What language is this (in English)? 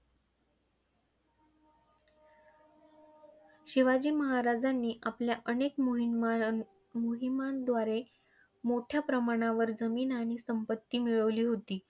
Marathi